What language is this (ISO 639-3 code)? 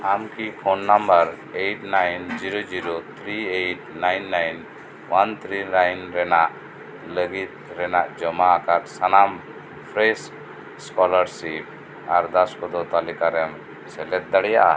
sat